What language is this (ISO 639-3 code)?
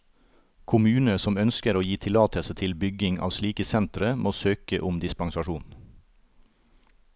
nor